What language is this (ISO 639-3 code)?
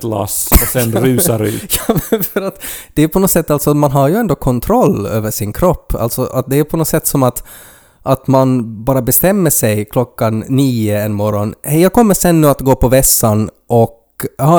swe